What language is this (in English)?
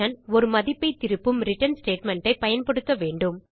Tamil